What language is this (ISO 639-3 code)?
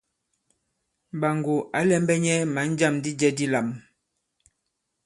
abb